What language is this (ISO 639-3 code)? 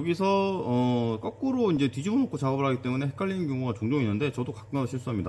kor